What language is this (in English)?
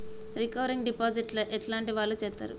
Telugu